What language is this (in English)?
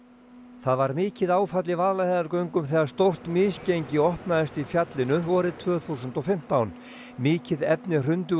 Icelandic